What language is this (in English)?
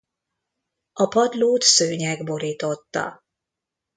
Hungarian